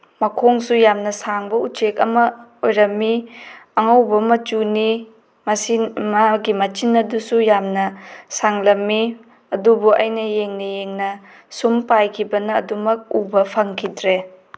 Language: Manipuri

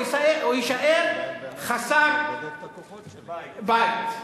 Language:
Hebrew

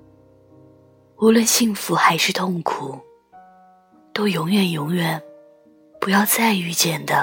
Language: Chinese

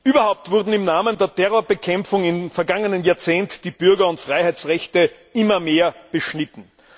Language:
German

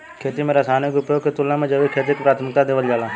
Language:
Bhojpuri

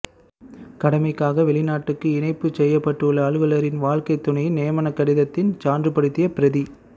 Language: Tamil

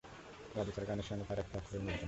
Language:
Bangla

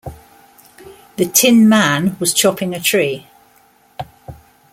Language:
English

